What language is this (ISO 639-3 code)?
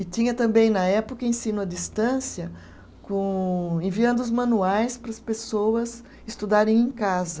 por